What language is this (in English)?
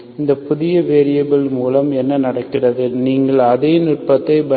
Tamil